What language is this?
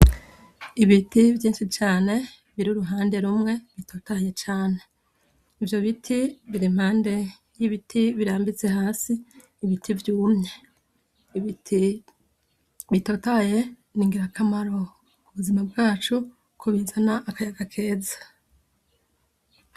Rundi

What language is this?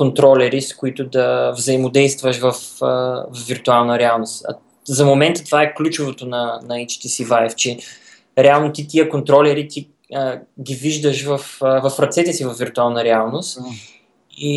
Bulgarian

